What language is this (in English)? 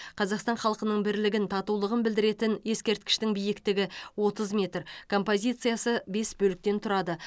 Kazakh